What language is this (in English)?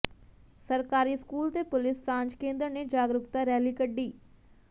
Punjabi